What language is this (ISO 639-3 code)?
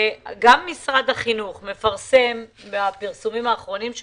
heb